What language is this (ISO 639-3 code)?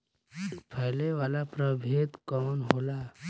bho